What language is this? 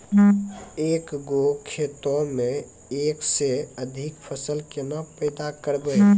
Maithili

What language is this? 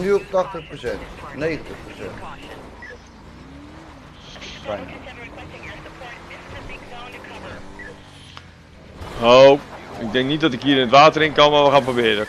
Dutch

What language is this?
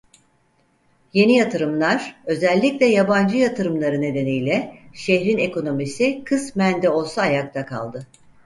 Turkish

